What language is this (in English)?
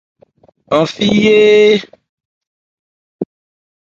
Ebrié